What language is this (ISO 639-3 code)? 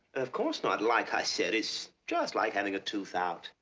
eng